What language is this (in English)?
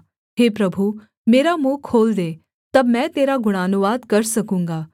Hindi